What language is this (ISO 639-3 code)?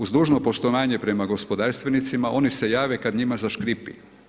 hrv